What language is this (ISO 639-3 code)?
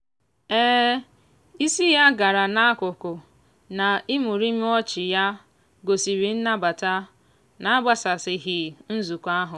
ibo